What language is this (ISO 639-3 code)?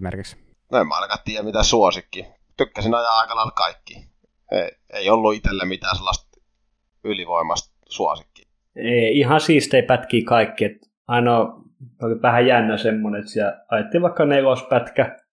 fin